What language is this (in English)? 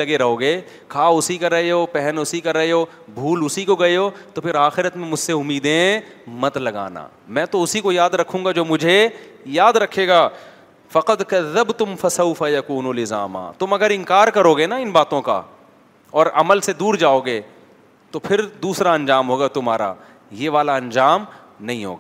Urdu